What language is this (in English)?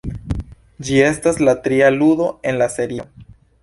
Esperanto